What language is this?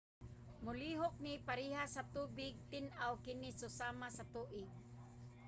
Cebuano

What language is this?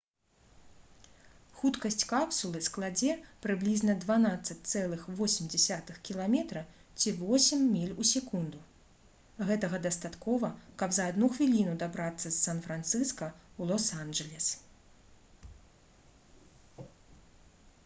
Belarusian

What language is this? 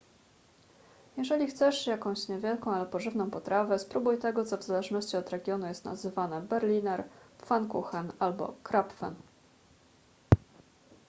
Polish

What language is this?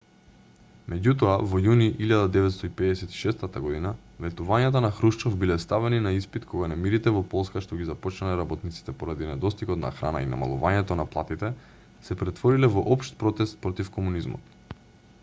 Macedonian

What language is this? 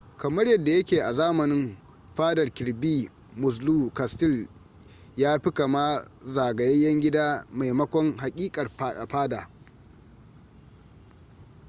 Hausa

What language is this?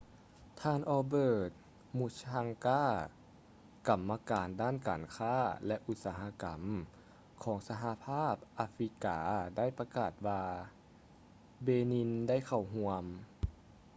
Lao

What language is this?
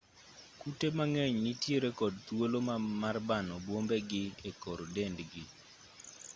Luo (Kenya and Tanzania)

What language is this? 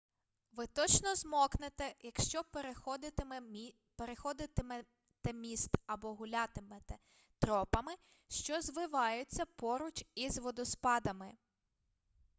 Ukrainian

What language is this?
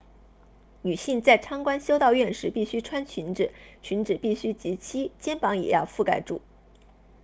Chinese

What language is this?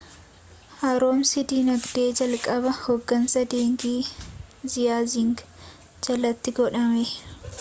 Oromo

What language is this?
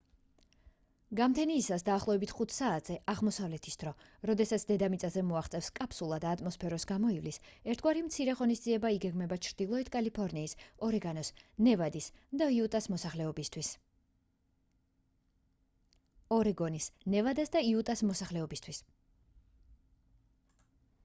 Georgian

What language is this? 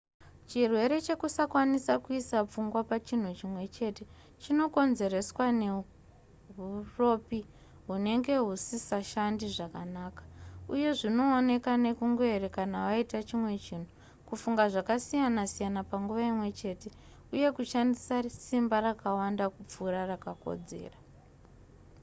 Shona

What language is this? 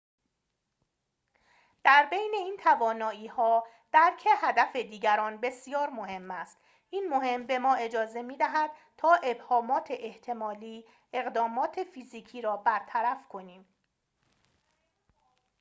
Persian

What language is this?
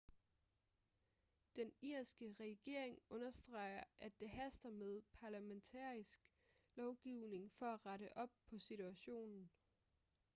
Danish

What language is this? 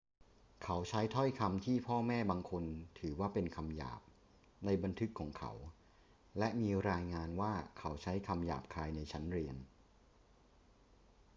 Thai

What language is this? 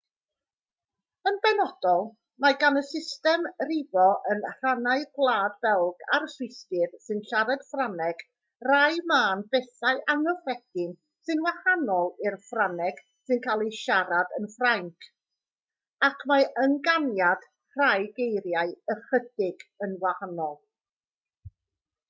Welsh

